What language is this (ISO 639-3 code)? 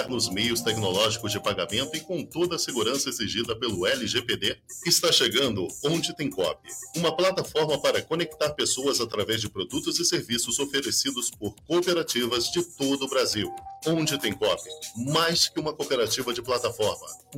por